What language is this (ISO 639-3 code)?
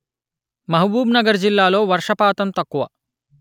tel